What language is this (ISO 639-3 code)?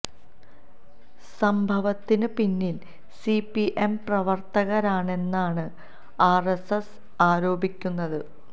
mal